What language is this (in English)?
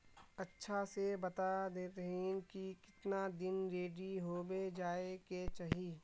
Magahi